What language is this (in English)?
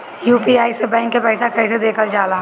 Bhojpuri